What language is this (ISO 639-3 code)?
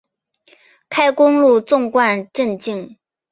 zho